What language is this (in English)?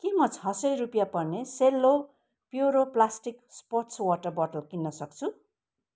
Nepali